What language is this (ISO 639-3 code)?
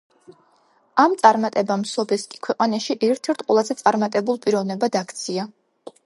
kat